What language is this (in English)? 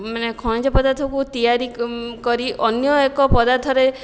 Odia